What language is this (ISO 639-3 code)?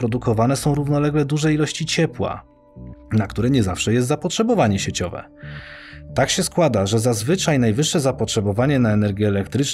pol